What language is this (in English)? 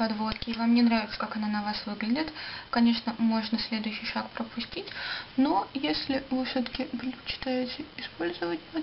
Russian